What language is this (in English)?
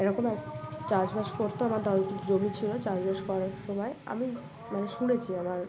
Bangla